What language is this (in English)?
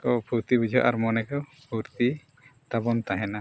Santali